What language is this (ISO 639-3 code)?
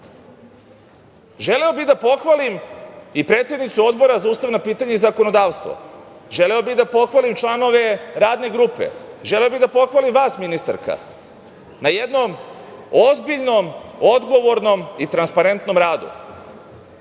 srp